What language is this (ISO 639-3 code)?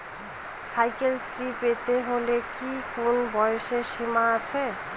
ben